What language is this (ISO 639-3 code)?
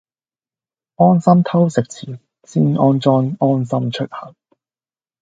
yue